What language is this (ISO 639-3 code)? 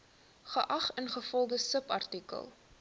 afr